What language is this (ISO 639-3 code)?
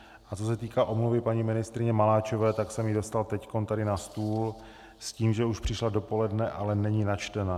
ces